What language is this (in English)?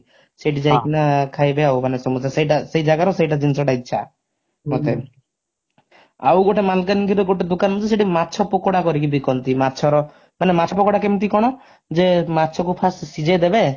Odia